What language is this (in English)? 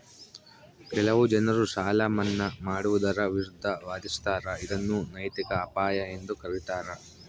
Kannada